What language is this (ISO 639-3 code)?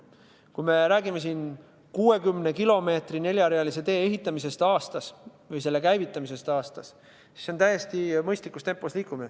est